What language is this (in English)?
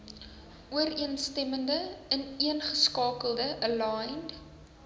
Afrikaans